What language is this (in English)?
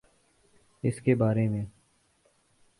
Urdu